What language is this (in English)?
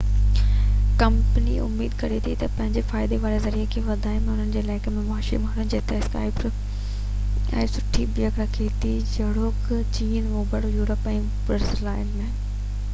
Sindhi